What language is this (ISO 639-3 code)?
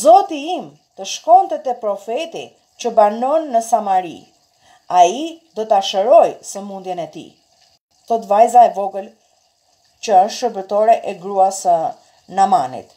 ron